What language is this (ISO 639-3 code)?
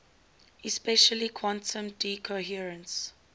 eng